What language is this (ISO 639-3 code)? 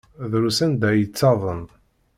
kab